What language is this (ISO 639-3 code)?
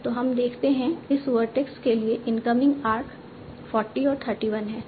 hin